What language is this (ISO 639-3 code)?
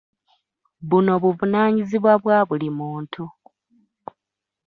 lug